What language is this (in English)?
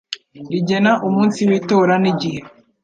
Kinyarwanda